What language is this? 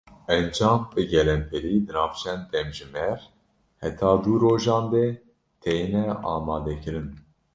Kurdish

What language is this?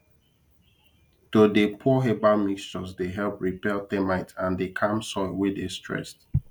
Nigerian Pidgin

